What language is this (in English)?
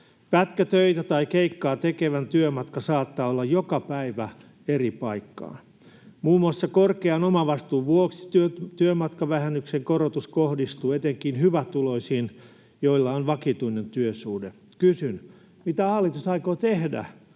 Finnish